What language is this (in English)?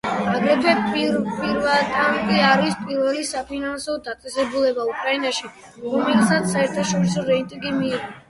Georgian